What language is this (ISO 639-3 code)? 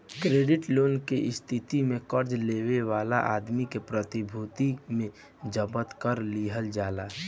bho